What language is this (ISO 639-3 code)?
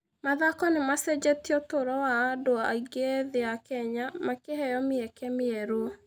kik